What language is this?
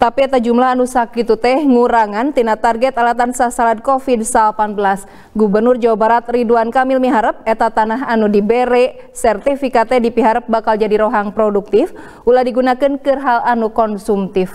Indonesian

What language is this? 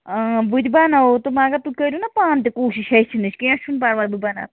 Kashmiri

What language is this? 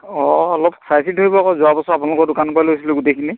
Assamese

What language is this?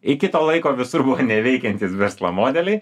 Lithuanian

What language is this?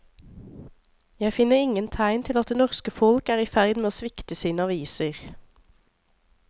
Norwegian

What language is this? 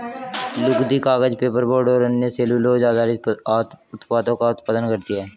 Hindi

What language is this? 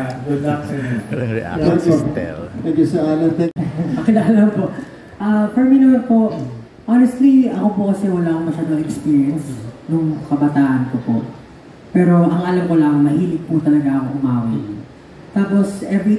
Filipino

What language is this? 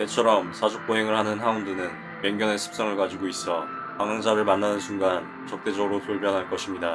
Korean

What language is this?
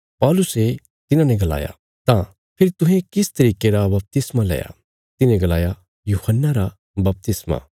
Bilaspuri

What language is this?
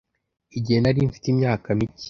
Kinyarwanda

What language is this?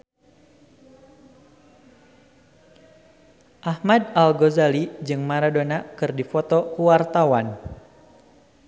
Sundanese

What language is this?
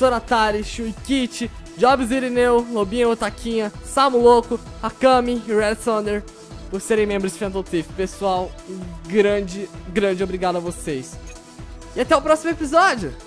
Portuguese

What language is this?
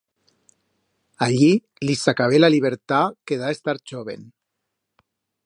Aragonese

